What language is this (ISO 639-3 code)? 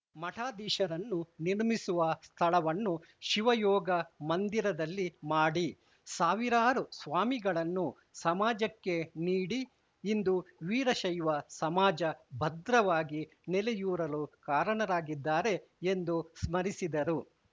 kan